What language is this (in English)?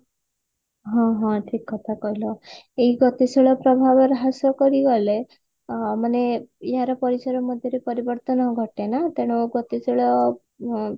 Odia